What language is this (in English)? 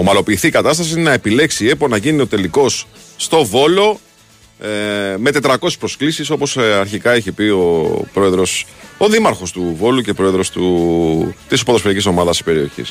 Greek